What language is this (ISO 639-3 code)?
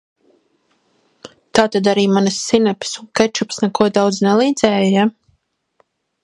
lav